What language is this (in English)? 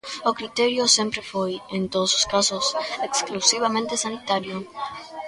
Galician